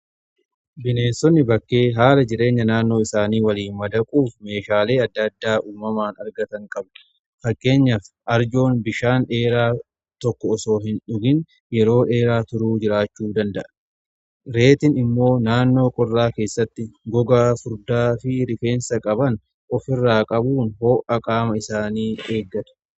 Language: Oromo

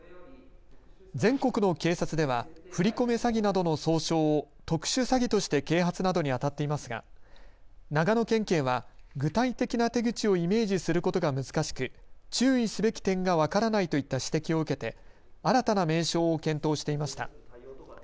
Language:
Japanese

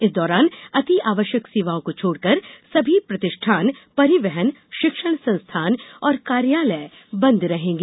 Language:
Hindi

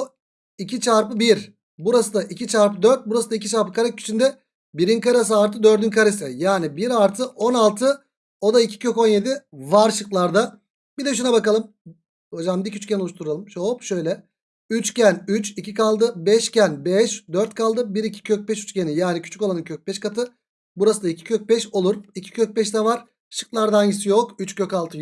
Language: Turkish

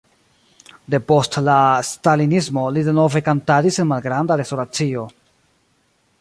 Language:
Esperanto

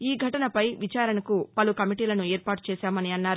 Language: Telugu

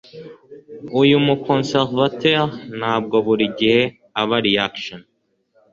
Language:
Kinyarwanda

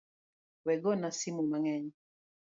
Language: Luo (Kenya and Tanzania)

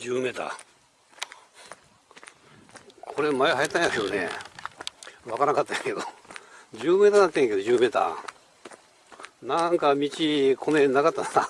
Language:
Japanese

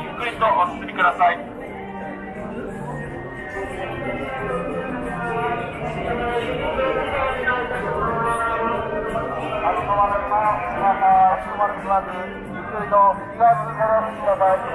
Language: Japanese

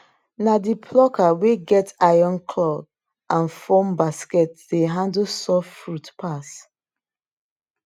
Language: Nigerian Pidgin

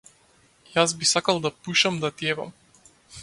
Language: Macedonian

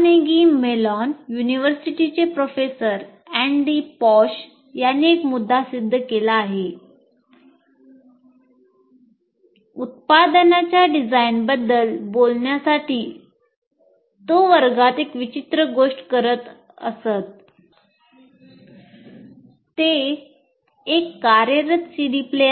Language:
Marathi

